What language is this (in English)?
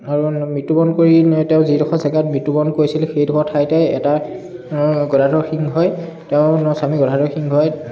Assamese